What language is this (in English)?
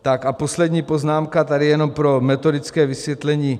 Czech